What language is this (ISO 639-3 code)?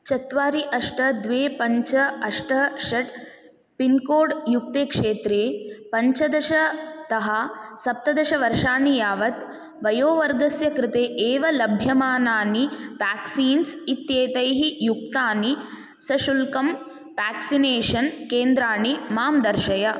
san